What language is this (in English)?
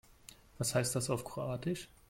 German